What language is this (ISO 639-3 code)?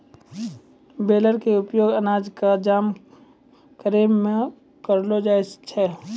mai